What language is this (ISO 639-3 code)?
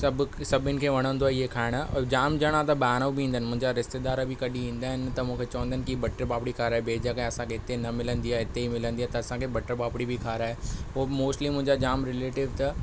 snd